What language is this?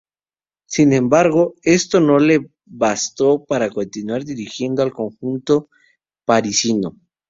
Spanish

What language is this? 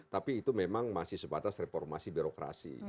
Indonesian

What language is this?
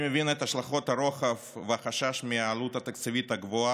Hebrew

